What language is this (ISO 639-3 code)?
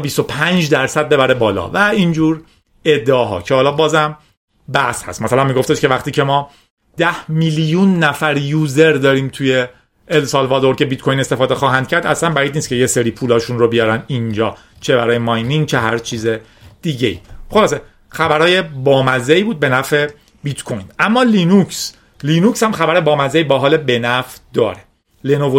fas